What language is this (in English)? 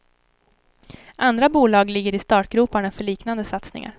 Swedish